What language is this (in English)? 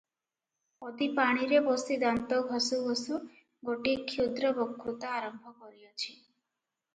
Odia